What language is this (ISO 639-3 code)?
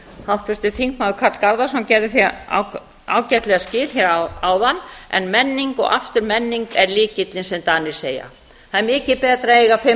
isl